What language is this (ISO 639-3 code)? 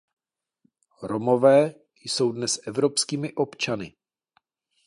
ces